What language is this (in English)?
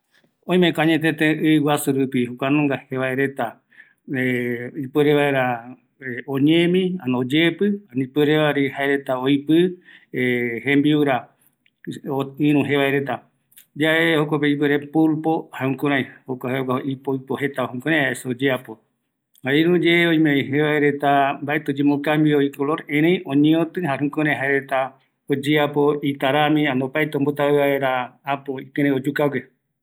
Eastern Bolivian Guaraní